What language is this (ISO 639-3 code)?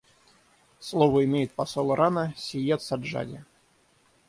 rus